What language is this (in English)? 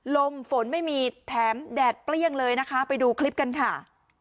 Thai